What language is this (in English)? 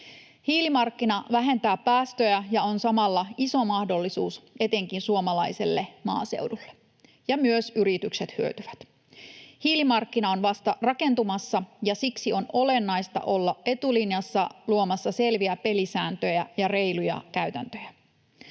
Finnish